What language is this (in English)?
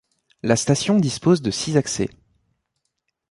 French